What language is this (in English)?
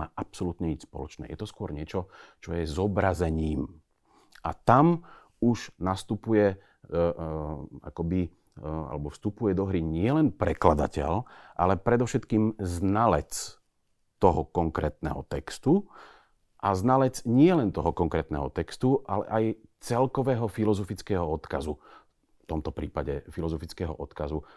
Slovak